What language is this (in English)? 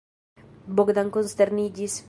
Esperanto